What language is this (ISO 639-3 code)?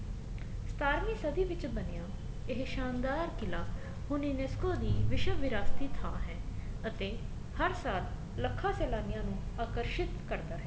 pan